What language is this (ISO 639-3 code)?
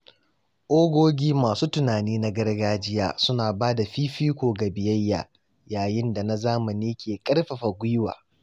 hau